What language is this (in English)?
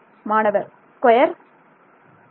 Tamil